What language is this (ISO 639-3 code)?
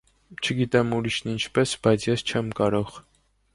hye